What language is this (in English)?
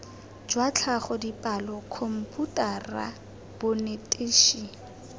Tswana